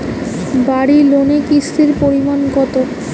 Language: Bangla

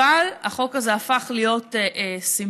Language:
Hebrew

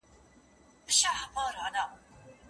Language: Pashto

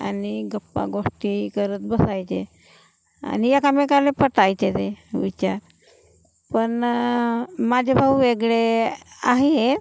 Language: Marathi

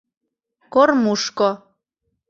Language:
Mari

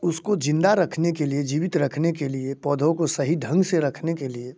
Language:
Hindi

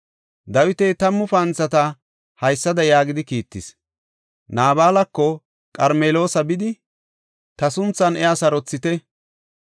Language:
Gofa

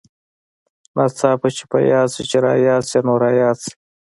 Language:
Pashto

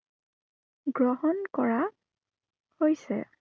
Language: Assamese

